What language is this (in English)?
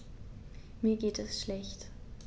German